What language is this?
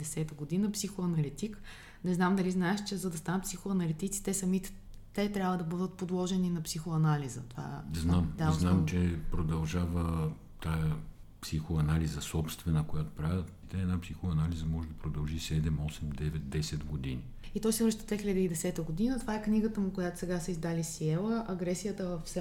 Bulgarian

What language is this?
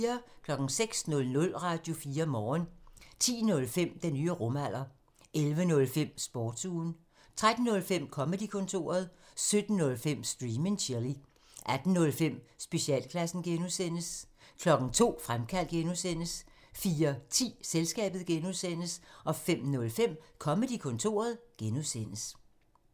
Danish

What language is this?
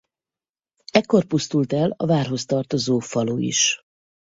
Hungarian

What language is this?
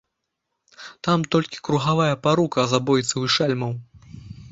Belarusian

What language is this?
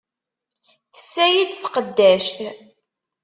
Kabyle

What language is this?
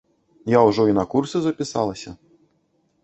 Belarusian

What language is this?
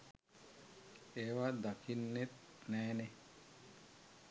Sinhala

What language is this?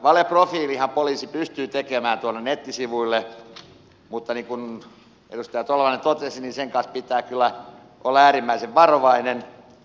Finnish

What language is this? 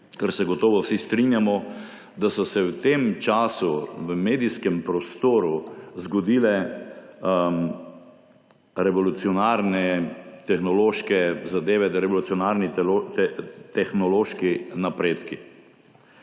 Slovenian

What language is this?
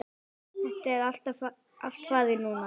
Icelandic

